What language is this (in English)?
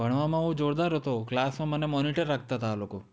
Gujarati